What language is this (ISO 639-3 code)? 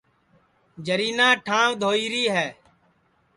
ssi